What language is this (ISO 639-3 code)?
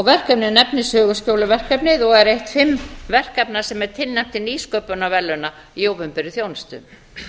isl